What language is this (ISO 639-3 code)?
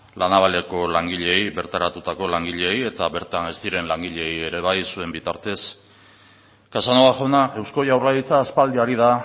eus